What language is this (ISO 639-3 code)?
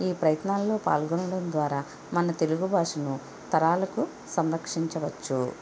tel